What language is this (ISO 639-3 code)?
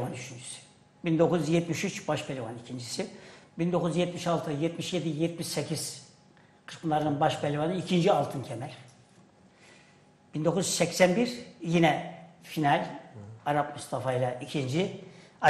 tur